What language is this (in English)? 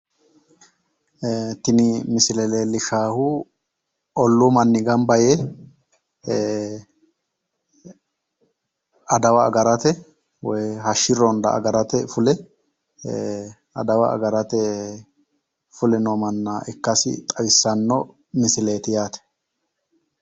Sidamo